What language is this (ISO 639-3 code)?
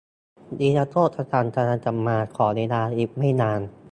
tha